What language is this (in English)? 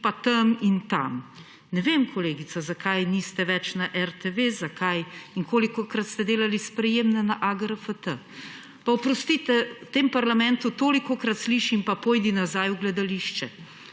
Slovenian